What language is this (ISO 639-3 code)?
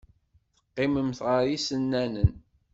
kab